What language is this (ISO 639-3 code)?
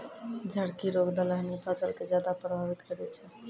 mai